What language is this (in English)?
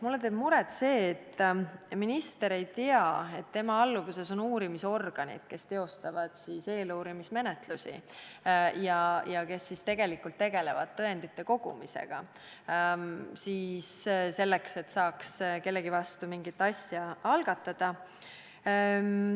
Estonian